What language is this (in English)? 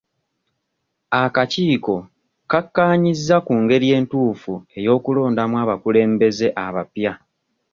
Ganda